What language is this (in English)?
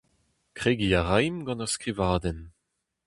Breton